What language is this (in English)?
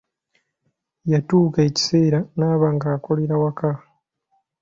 Ganda